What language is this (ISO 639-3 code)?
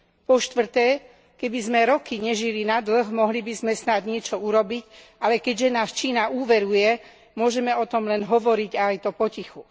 slk